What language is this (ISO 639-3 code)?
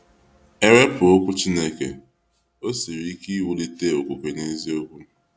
ibo